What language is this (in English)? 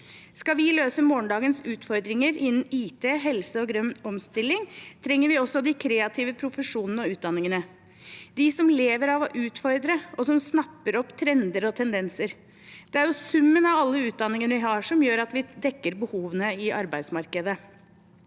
Norwegian